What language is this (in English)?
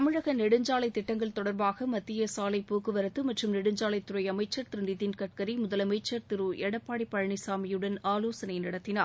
Tamil